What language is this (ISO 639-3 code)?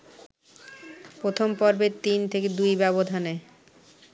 ben